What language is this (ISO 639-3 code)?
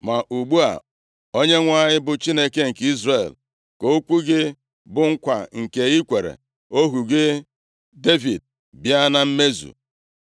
ibo